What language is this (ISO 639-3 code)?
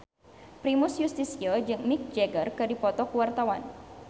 sun